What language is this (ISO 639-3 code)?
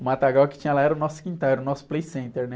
por